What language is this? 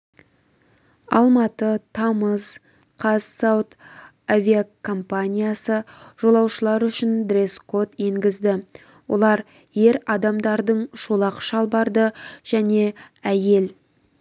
Kazakh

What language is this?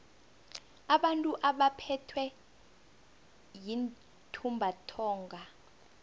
South Ndebele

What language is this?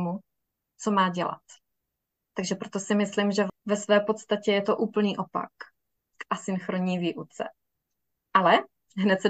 Czech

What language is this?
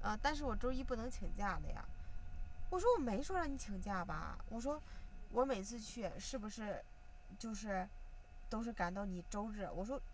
Chinese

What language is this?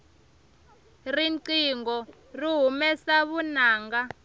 Tsonga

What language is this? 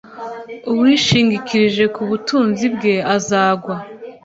Kinyarwanda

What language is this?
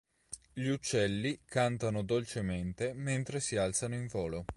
Italian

